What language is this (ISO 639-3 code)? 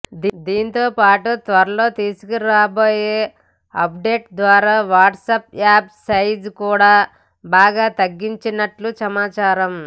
tel